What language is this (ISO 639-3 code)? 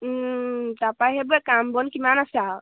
asm